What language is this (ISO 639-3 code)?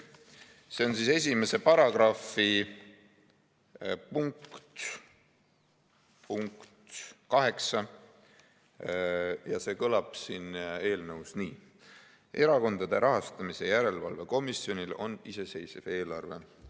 est